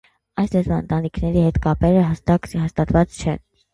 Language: Armenian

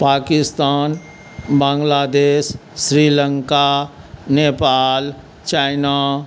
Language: Maithili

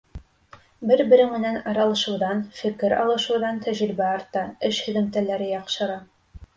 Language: Bashkir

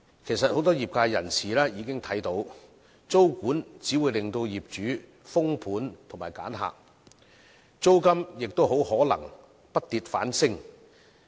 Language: Cantonese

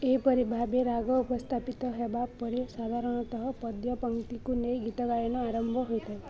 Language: Odia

